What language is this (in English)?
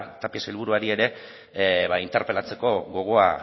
Basque